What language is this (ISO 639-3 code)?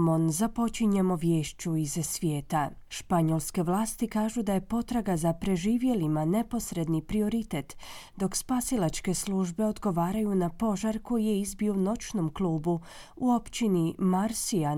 hrv